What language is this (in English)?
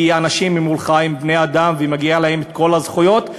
Hebrew